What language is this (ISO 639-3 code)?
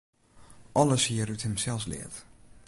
fry